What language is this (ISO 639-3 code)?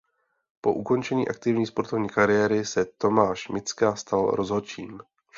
ces